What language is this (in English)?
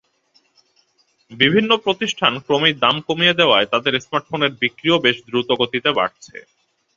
Bangla